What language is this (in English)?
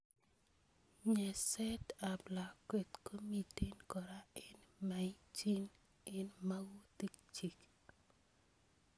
Kalenjin